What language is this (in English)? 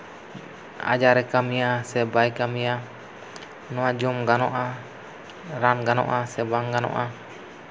Santali